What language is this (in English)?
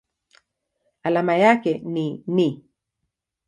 Swahili